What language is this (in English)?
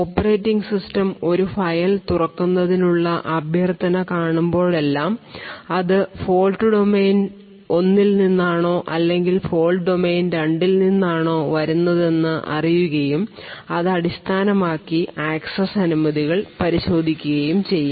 Malayalam